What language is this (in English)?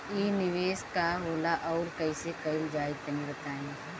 Bhojpuri